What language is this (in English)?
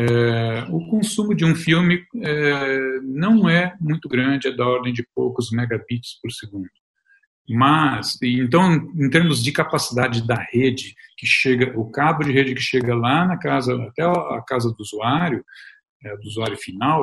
Portuguese